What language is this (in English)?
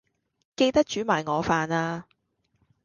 Cantonese